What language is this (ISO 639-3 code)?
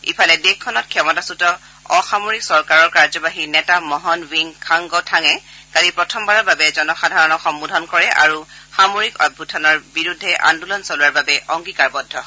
asm